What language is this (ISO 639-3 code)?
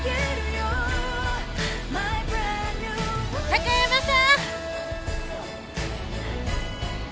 jpn